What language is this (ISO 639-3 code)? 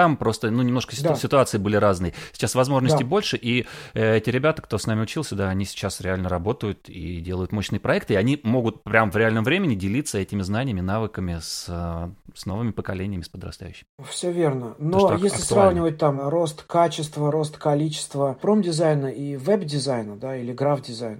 rus